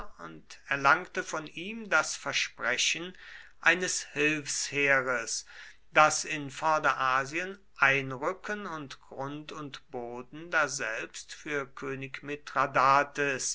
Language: German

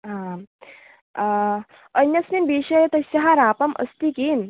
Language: Sanskrit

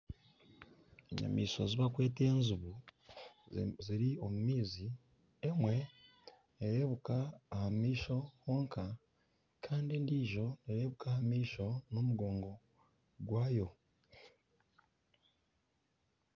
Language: Nyankole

